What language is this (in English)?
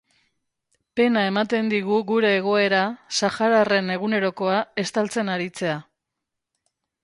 Basque